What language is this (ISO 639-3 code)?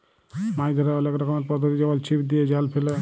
ben